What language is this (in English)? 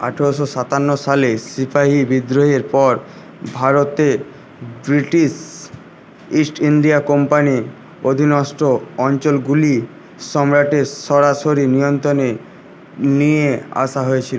Bangla